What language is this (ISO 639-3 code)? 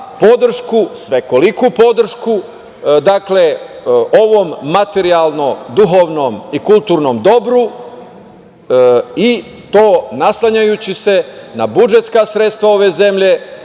srp